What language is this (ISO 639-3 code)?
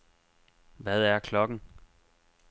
dan